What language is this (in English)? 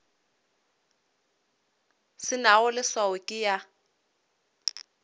Northern Sotho